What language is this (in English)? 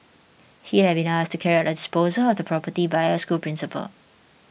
English